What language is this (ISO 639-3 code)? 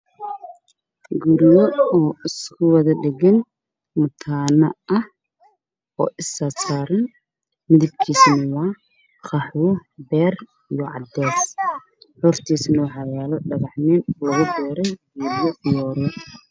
som